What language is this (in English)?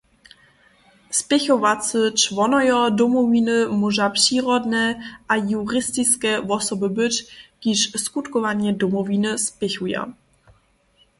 Upper Sorbian